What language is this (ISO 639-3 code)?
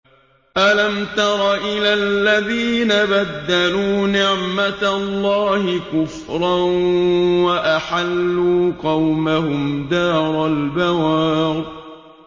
ara